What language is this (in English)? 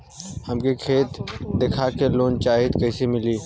Bhojpuri